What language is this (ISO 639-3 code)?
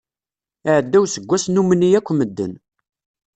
kab